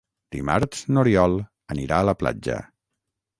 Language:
Catalan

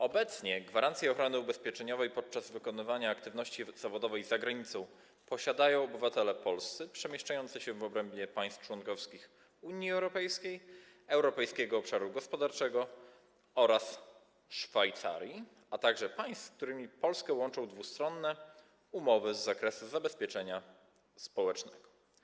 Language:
Polish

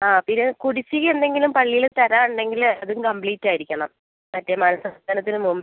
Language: Malayalam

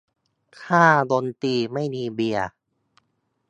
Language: Thai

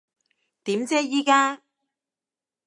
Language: Cantonese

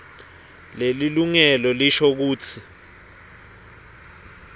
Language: Swati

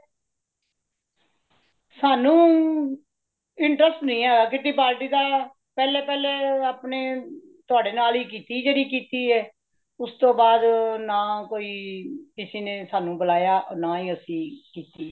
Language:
Punjabi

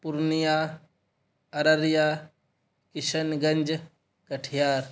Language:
Urdu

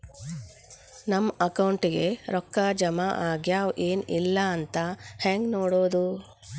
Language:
Kannada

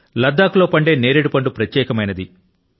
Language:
Telugu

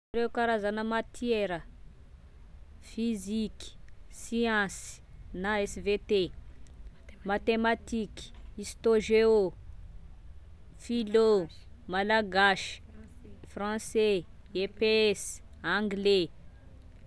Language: Tesaka Malagasy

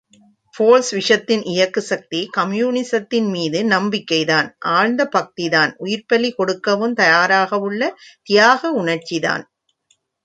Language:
Tamil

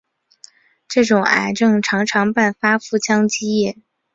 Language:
Chinese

